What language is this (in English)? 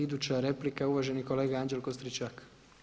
Croatian